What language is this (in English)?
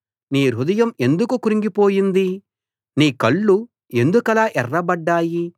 Telugu